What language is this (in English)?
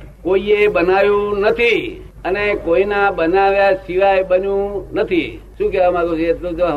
Gujarati